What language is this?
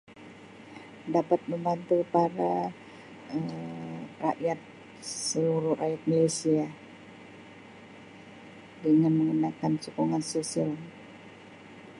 Sabah Malay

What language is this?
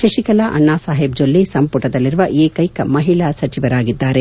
Kannada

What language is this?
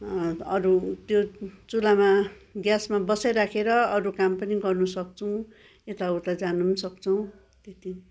Nepali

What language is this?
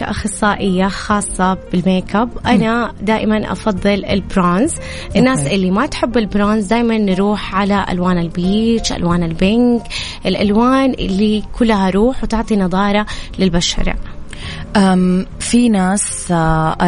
Arabic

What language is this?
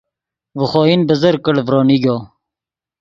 Yidgha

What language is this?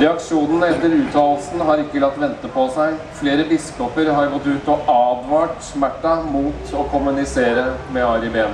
Norwegian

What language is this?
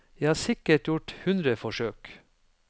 Norwegian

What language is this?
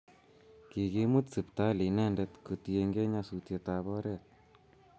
Kalenjin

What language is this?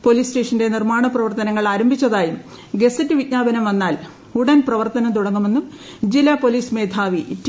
Malayalam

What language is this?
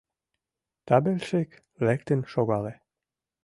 Mari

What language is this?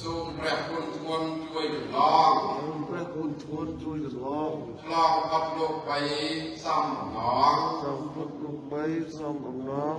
English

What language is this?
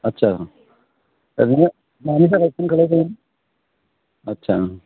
Bodo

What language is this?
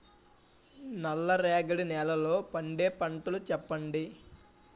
Telugu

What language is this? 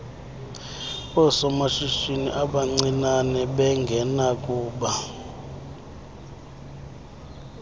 Xhosa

